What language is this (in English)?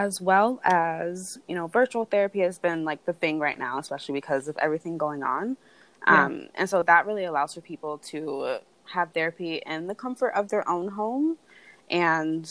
English